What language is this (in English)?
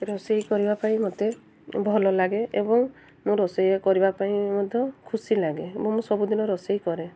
Odia